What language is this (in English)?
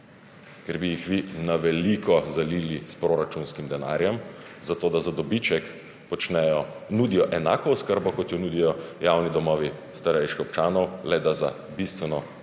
Slovenian